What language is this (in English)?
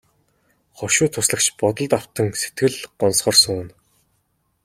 Mongolian